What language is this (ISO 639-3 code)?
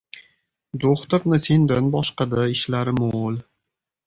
uzb